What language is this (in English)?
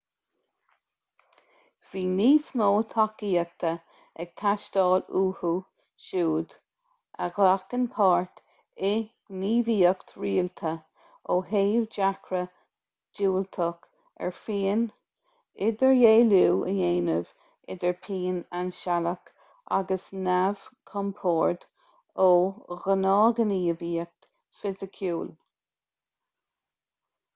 Irish